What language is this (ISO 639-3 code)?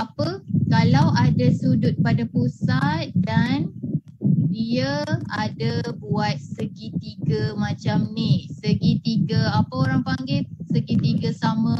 msa